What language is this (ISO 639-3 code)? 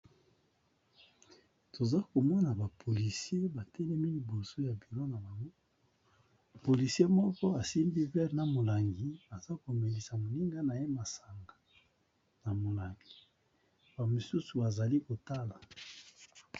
lin